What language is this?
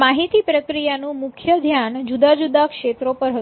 Gujarati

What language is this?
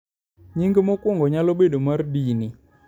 Luo (Kenya and Tanzania)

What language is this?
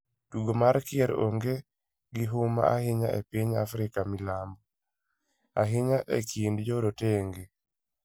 Luo (Kenya and Tanzania)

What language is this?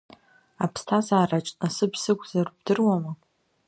Abkhazian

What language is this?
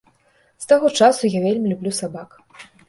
Belarusian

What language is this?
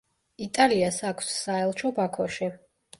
Georgian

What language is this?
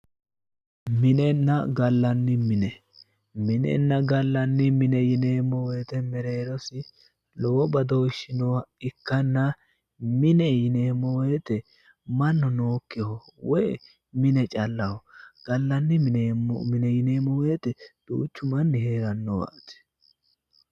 Sidamo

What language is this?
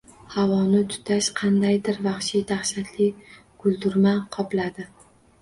Uzbek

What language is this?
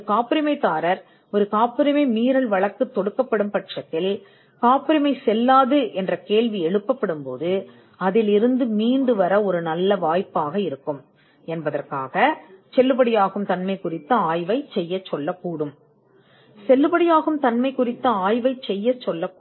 Tamil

